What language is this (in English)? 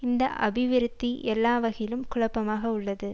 Tamil